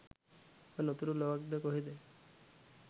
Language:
Sinhala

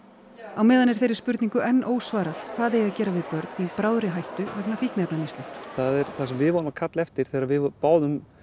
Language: Icelandic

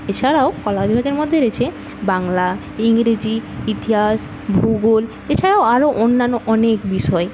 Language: Bangla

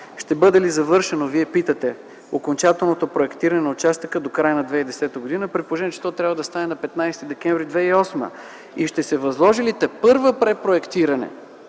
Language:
Bulgarian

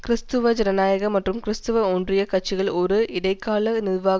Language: Tamil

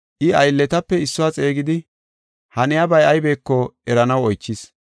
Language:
Gofa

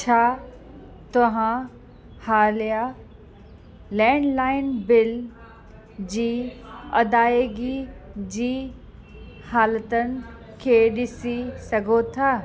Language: Sindhi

